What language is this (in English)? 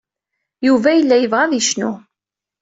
Kabyle